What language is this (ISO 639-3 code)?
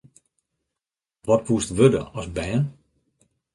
fry